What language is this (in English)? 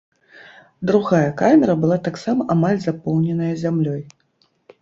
Belarusian